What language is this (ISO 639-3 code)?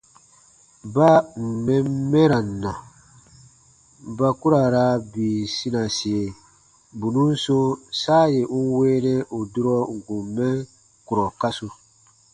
bba